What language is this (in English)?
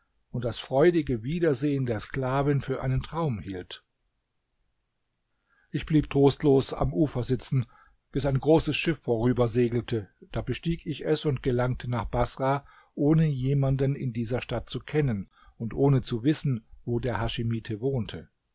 German